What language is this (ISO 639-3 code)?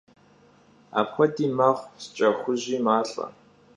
kbd